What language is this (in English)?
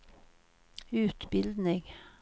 Swedish